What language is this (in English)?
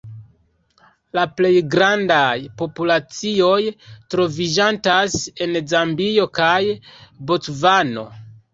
Esperanto